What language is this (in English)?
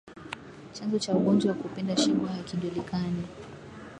Swahili